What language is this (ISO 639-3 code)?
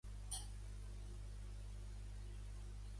cat